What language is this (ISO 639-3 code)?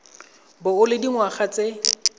tsn